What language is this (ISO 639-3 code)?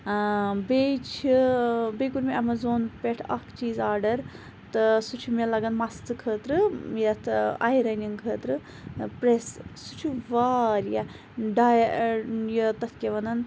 kas